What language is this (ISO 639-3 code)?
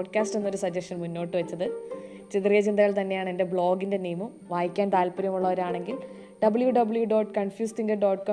mal